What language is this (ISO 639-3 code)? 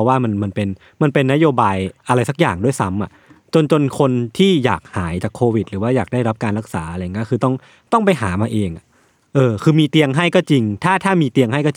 tha